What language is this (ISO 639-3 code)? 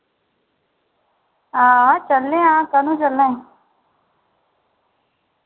doi